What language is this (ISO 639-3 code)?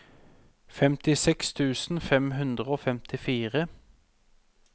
nor